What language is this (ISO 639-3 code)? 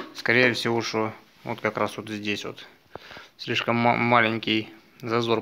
rus